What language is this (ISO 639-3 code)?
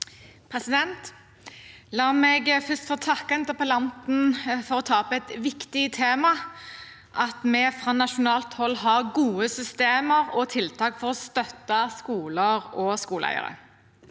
nor